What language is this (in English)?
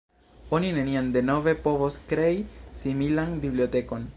Esperanto